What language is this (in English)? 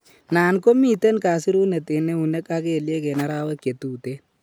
Kalenjin